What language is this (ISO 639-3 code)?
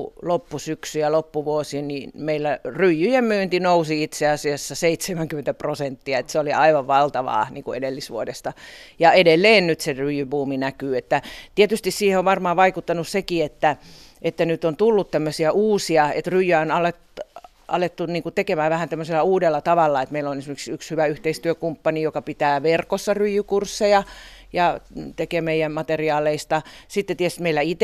fin